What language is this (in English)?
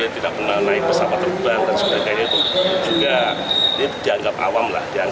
Indonesian